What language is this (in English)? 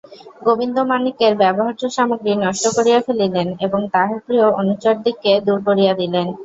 Bangla